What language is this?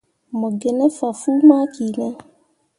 Mundang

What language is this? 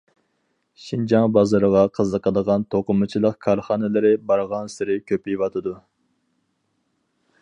Uyghur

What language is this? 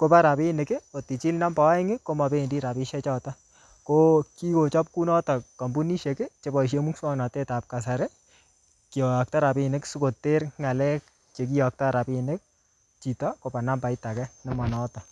Kalenjin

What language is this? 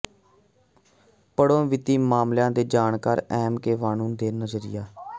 Punjabi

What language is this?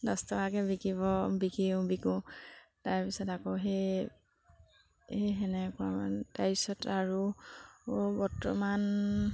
Assamese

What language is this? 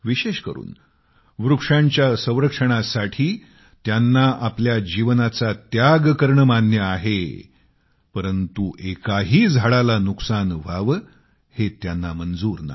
Marathi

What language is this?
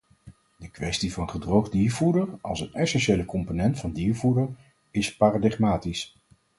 Dutch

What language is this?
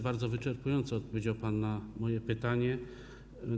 Polish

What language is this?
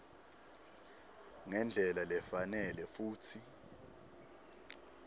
Swati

